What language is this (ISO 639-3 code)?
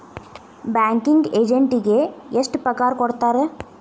kan